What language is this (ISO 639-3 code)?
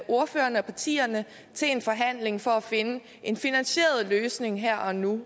dan